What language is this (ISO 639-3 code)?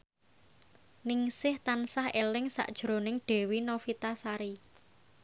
jav